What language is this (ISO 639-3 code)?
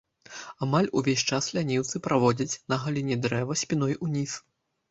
bel